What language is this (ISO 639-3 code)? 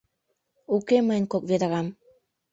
chm